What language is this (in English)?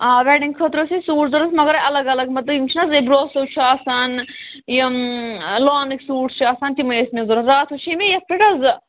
Kashmiri